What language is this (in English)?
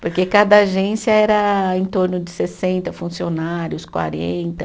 Portuguese